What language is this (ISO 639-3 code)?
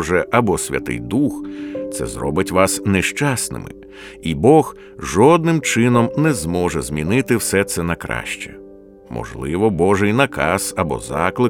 ukr